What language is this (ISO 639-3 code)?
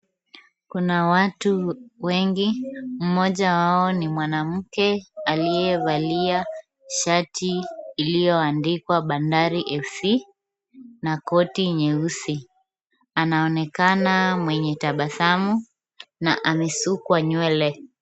swa